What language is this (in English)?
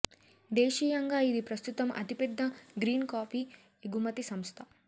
Telugu